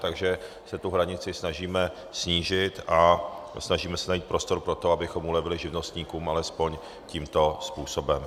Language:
Czech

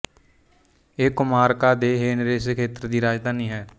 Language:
Punjabi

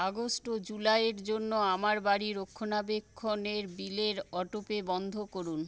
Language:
Bangla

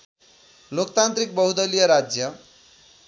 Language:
Nepali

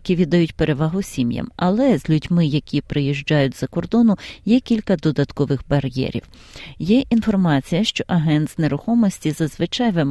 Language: Ukrainian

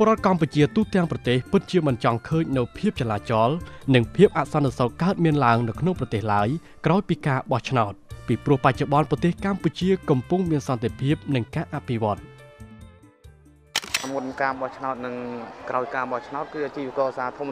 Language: Thai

